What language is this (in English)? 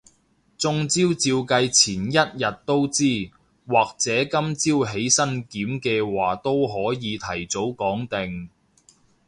Cantonese